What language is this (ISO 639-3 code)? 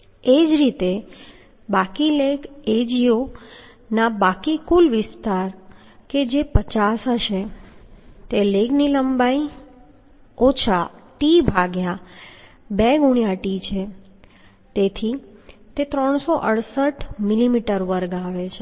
guj